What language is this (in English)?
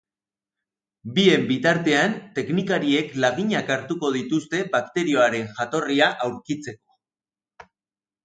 Basque